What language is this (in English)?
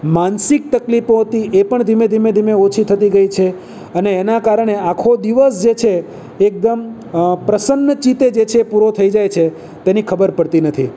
Gujarati